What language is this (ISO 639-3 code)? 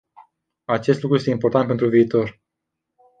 ron